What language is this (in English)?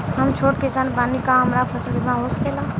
Bhojpuri